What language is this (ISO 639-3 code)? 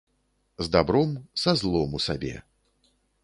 bel